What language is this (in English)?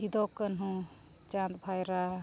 Santali